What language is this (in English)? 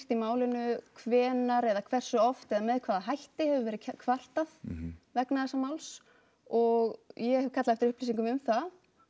Icelandic